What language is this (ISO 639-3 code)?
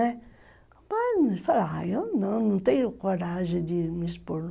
por